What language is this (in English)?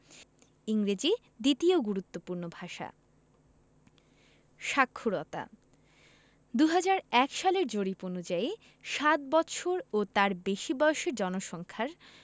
Bangla